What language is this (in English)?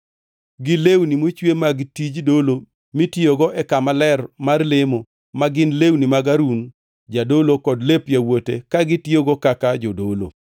Luo (Kenya and Tanzania)